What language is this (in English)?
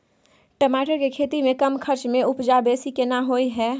Maithili